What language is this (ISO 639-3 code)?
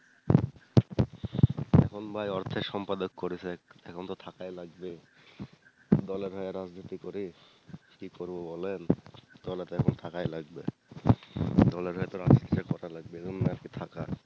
ben